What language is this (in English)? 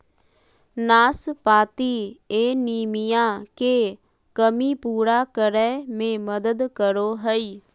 Magahi